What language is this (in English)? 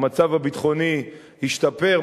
Hebrew